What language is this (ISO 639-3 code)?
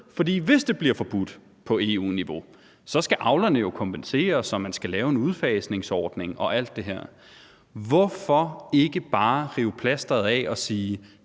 dan